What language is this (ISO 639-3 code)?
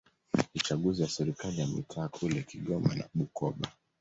swa